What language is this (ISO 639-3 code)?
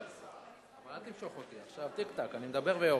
heb